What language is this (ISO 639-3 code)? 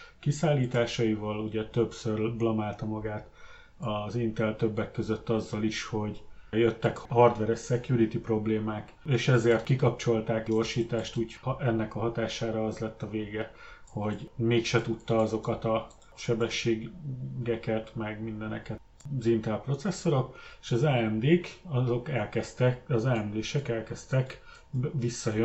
hun